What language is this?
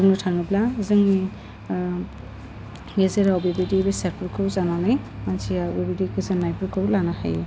Bodo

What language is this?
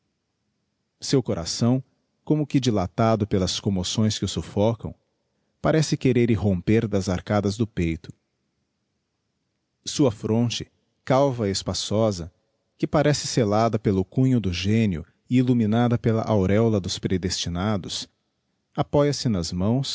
Portuguese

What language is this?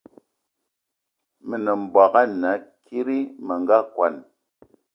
Eton (Cameroon)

